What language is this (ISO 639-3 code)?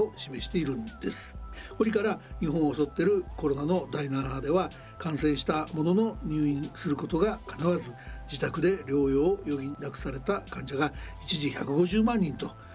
jpn